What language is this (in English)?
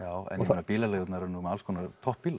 Icelandic